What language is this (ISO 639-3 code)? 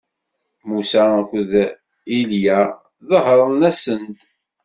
kab